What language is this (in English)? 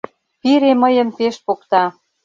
Mari